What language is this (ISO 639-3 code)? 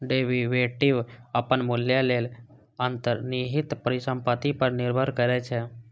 mai